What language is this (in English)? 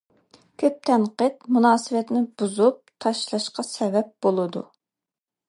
Uyghur